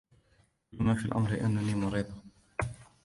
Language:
Arabic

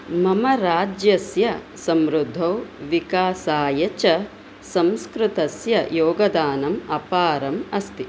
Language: Sanskrit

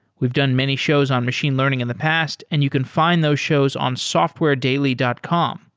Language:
English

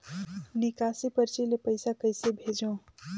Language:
Chhattisgarhi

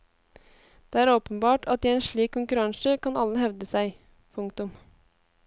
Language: Norwegian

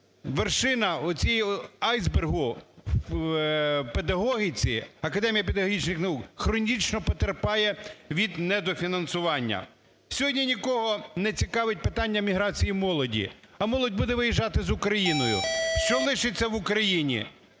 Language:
Ukrainian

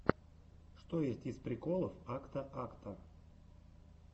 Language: Russian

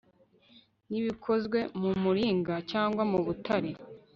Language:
Kinyarwanda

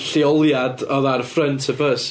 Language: Welsh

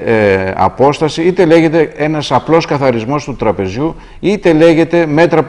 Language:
Greek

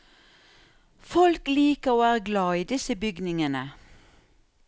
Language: Norwegian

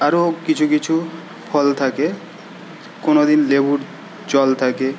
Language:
Bangla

